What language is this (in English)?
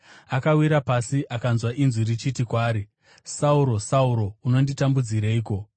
Shona